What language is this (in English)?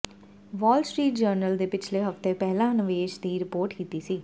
Punjabi